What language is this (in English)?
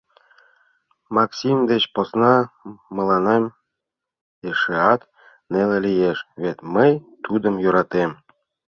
Mari